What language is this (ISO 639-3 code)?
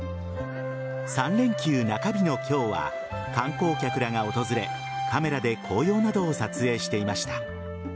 jpn